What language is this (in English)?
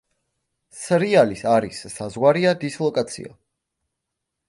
Georgian